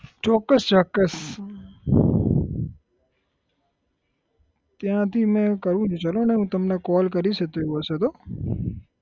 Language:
Gujarati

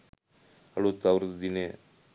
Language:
Sinhala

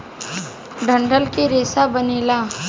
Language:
Bhojpuri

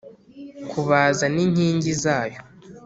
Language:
Kinyarwanda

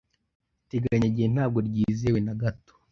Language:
Kinyarwanda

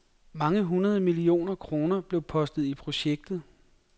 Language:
Danish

